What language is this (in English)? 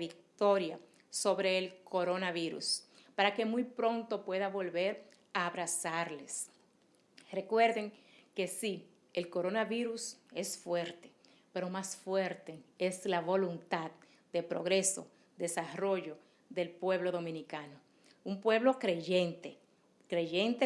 Spanish